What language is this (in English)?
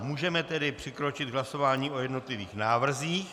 Czech